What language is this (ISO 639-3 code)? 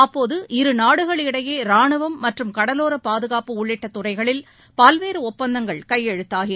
tam